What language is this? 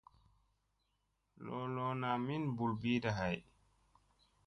Musey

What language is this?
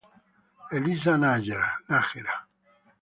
Italian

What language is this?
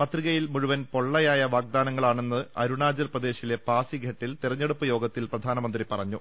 Malayalam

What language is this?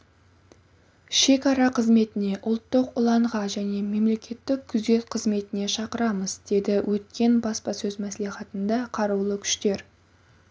Kazakh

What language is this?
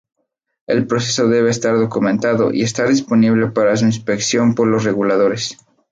Spanish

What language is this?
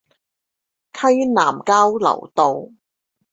Chinese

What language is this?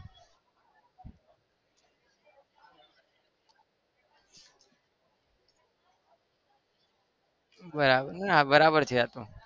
Gujarati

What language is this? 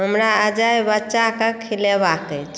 Maithili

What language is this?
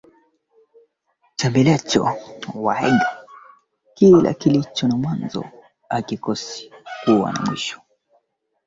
Swahili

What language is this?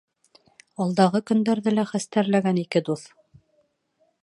Bashkir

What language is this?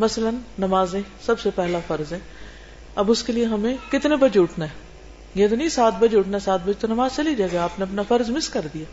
Urdu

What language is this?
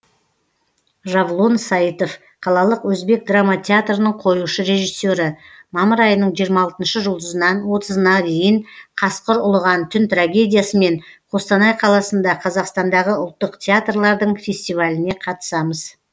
Kazakh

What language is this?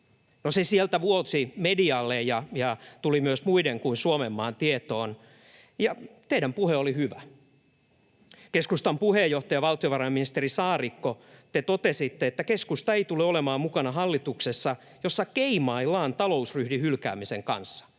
Finnish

